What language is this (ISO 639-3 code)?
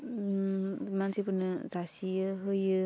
brx